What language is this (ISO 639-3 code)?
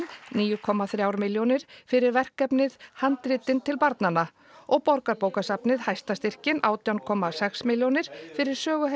isl